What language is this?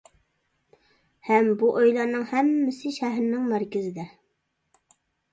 Uyghur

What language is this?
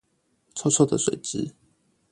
Chinese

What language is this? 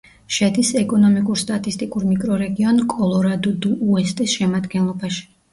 Georgian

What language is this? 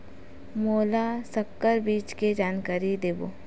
Chhattisgarhi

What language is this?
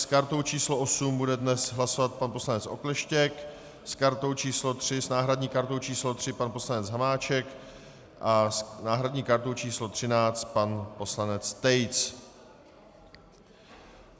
Czech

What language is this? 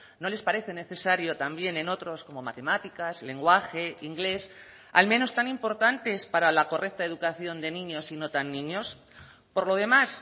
Spanish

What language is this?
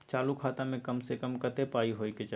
Maithili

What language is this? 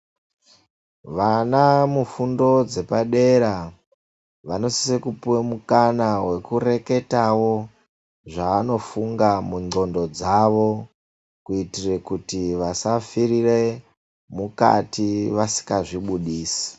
Ndau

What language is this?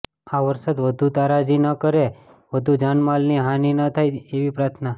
Gujarati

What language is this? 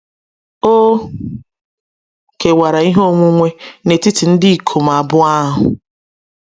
Igbo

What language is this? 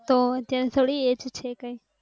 Gujarati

